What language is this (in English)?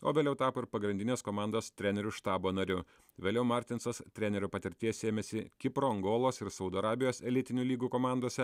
Lithuanian